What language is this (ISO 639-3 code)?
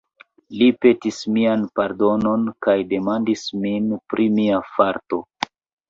epo